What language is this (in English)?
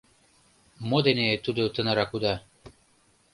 Mari